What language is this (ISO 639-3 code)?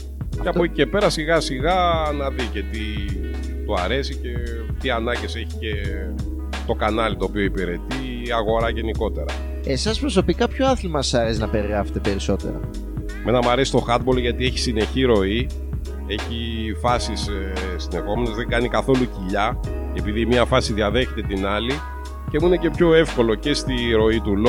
ell